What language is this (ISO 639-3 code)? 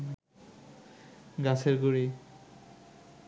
ben